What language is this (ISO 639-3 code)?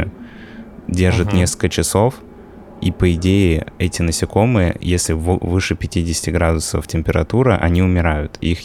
rus